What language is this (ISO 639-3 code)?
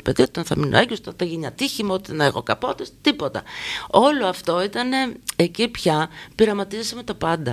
ell